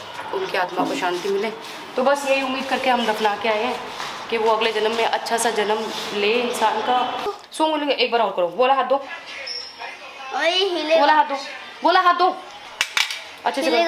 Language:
Hindi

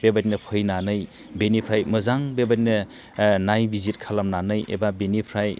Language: Bodo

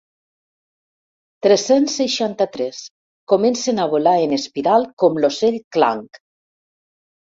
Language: Catalan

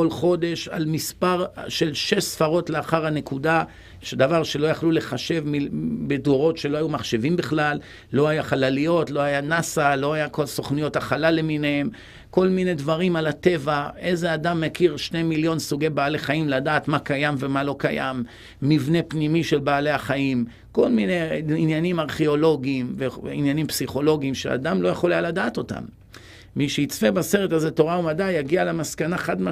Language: Hebrew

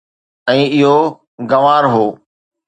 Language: Sindhi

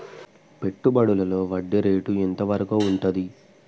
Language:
Telugu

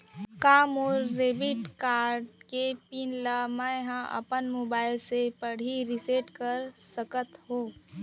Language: Chhattisgarhi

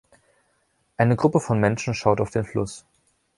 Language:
German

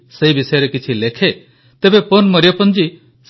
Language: Odia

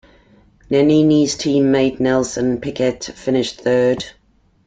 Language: English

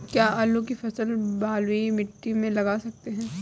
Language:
Hindi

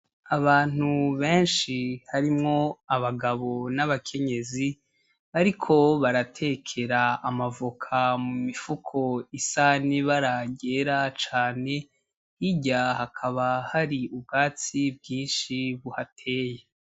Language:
Rundi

